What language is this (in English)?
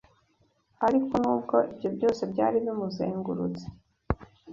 Kinyarwanda